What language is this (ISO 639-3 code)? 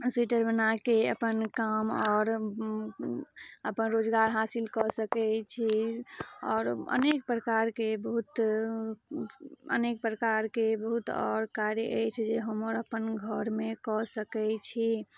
mai